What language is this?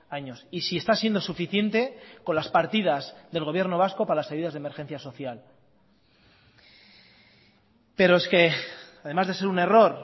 Spanish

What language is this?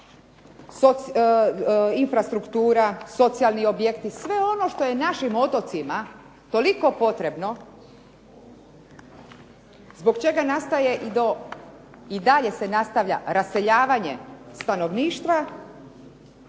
Croatian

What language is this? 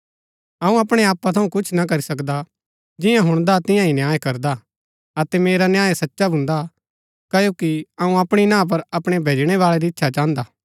Gaddi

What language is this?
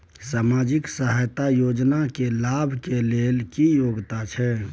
Maithili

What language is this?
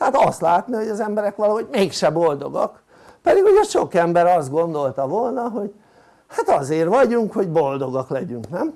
Hungarian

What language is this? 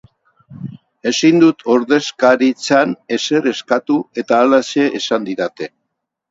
Basque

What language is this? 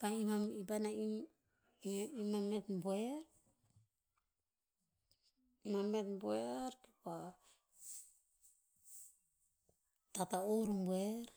Tinputz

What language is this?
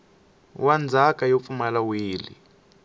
Tsonga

